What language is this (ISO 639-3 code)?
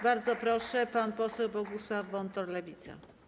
pol